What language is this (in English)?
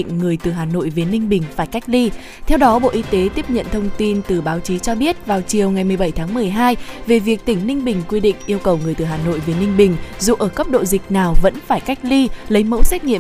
Vietnamese